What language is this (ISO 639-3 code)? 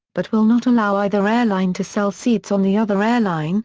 eng